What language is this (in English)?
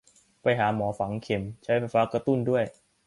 Thai